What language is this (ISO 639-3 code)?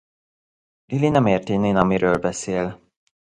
hun